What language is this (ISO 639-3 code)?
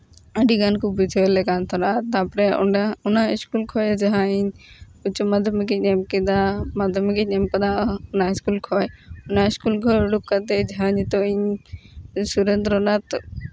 sat